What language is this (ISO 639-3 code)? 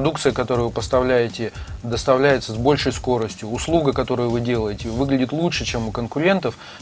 rus